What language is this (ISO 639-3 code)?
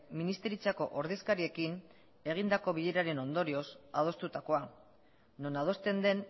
eus